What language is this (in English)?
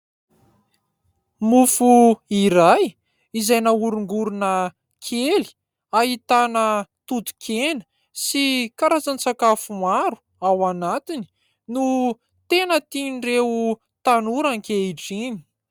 Malagasy